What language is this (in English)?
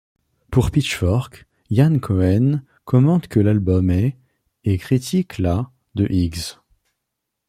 French